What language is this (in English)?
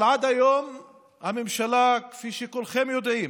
Hebrew